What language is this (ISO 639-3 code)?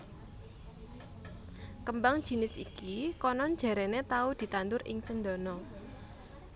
jav